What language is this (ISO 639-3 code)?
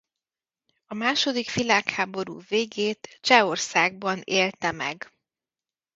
hun